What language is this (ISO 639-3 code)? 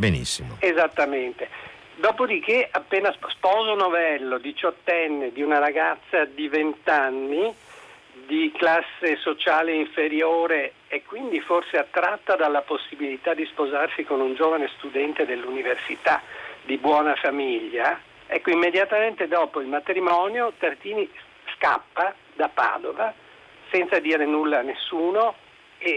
ita